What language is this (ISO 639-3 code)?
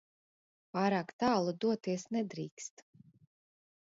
lav